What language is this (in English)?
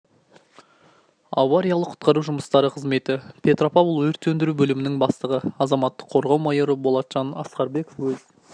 Kazakh